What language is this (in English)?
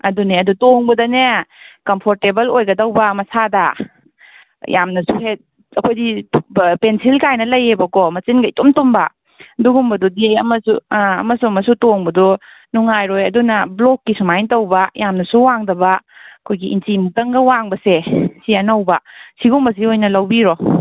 Manipuri